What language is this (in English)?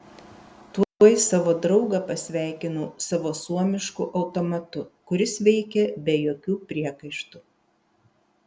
Lithuanian